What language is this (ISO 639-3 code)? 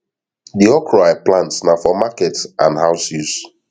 pcm